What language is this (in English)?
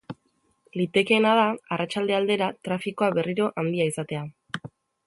Basque